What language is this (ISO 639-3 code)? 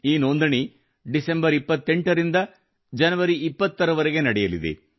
kan